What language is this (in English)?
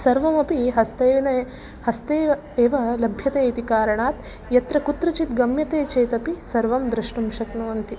Sanskrit